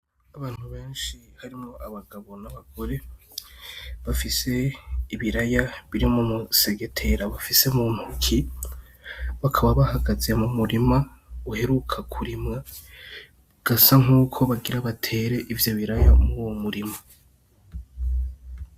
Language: Rundi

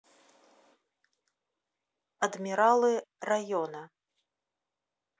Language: Russian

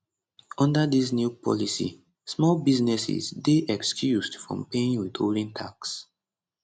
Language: Nigerian Pidgin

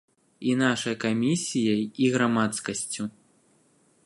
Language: Belarusian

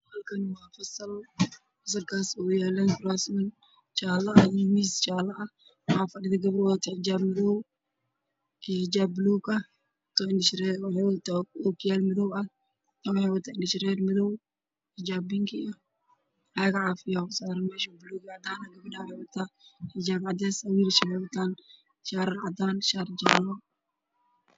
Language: Somali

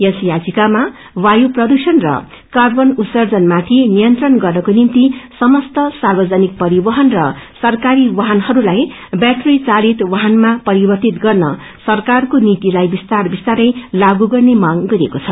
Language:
Nepali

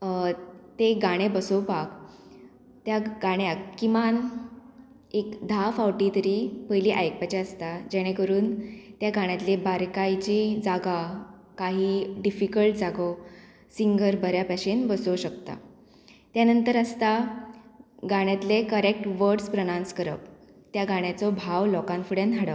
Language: Konkani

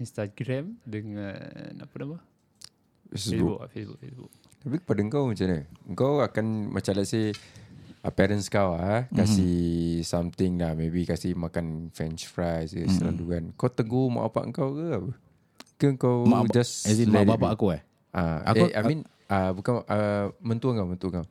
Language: Malay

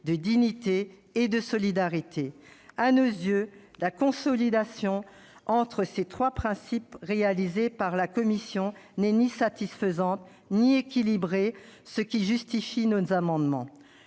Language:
French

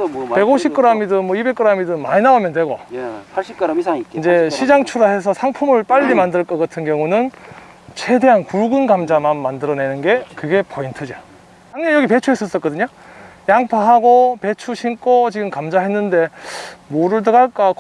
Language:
Korean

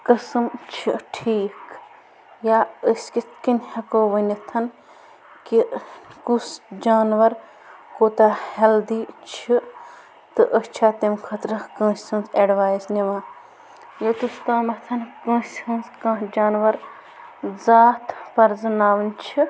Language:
Kashmiri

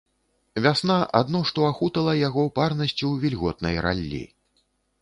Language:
Belarusian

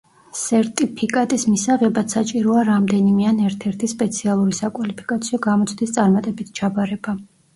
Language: Georgian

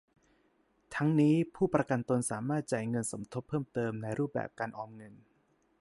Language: Thai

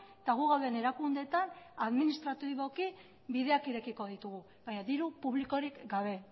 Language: Basque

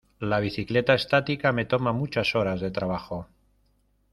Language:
Spanish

